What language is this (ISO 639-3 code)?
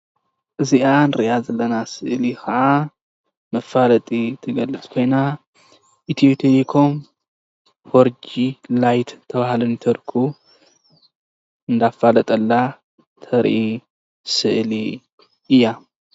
tir